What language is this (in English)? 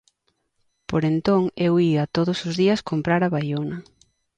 Galician